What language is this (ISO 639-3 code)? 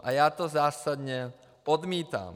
ces